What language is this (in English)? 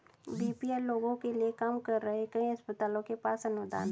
Hindi